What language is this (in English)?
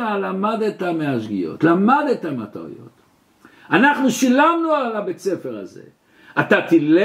Hebrew